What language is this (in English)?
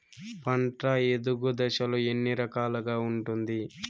Telugu